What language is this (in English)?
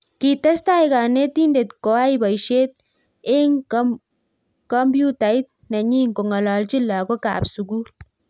Kalenjin